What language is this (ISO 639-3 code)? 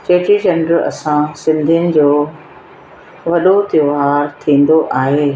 snd